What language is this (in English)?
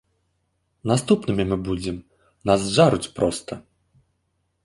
Belarusian